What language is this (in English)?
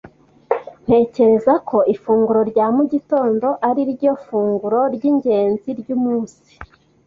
Kinyarwanda